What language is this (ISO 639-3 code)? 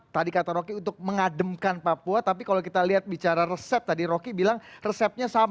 ind